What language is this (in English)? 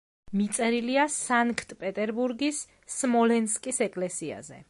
Georgian